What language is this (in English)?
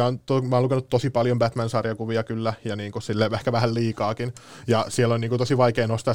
Finnish